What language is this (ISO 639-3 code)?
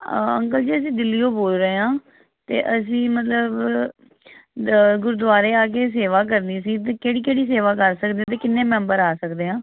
pan